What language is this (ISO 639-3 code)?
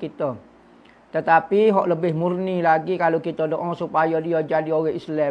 msa